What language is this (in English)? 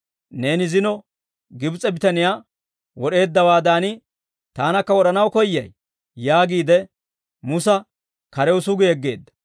Dawro